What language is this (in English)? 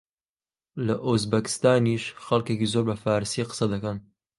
Central Kurdish